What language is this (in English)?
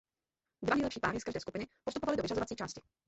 Czech